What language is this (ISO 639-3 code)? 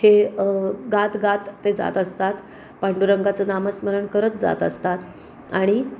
mar